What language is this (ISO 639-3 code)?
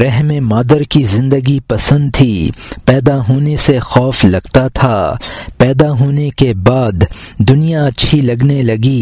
urd